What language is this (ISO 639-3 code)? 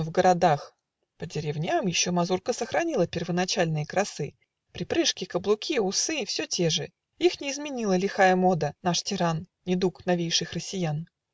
rus